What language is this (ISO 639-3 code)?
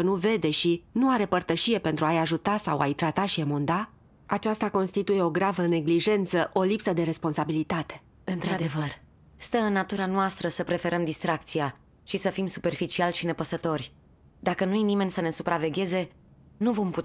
ron